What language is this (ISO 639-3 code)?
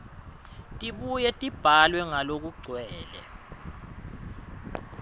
ssw